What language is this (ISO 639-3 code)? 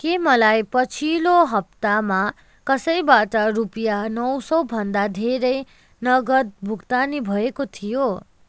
nep